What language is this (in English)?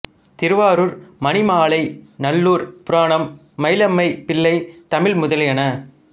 Tamil